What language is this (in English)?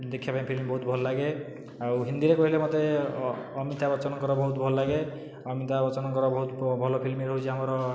Odia